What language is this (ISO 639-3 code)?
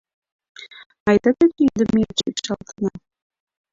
chm